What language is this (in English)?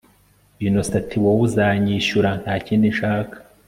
Kinyarwanda